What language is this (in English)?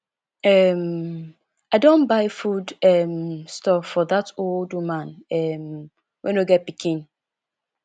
Nigerian Pidgin